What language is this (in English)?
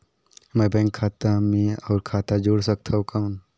Chhattisgarhi